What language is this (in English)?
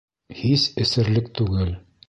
Bashkir